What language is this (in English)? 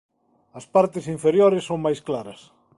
Galician